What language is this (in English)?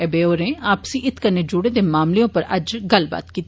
Dogri